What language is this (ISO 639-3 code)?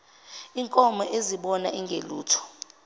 zul